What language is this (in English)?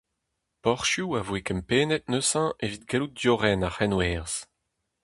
Breton